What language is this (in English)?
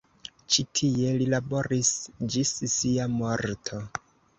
Esperanto